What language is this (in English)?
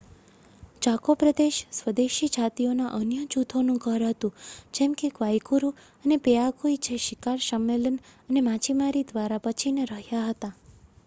Gujarati